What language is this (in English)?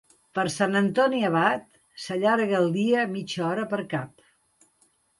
Catalan